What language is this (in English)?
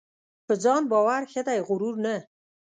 Pashto